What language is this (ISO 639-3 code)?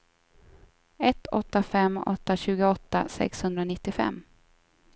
swe